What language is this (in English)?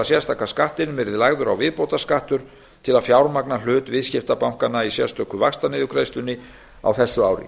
Icelandic